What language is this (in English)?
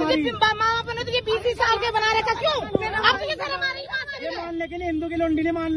Arabic